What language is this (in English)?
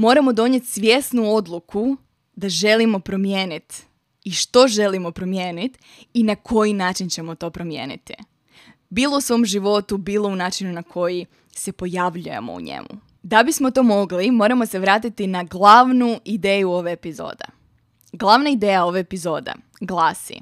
Croatian